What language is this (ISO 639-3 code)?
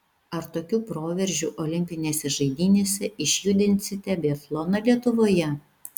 lit